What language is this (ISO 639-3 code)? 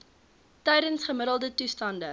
afr